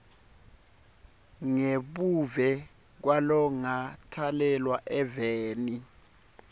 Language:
Swati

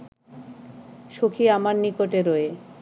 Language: Bangla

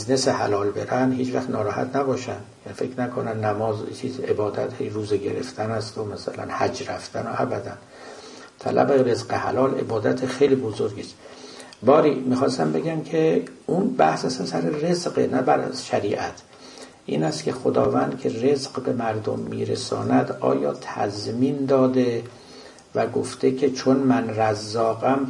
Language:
Persian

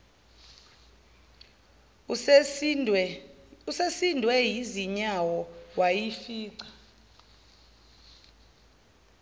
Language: Zulu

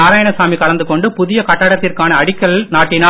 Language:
Tamil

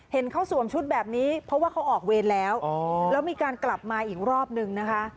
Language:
Thai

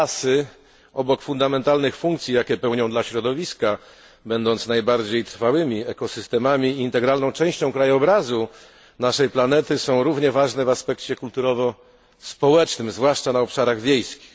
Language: Polish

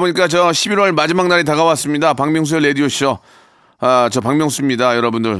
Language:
Korean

